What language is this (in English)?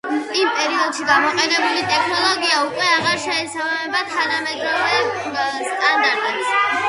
Georgian